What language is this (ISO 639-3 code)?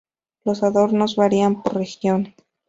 spa